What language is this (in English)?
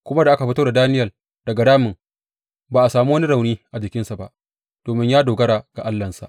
Hausa